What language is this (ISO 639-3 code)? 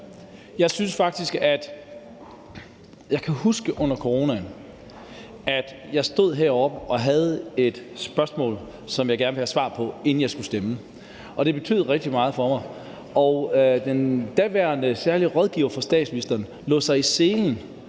dan